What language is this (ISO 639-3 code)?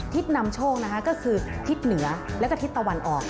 tha